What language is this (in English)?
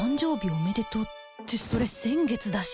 Japanese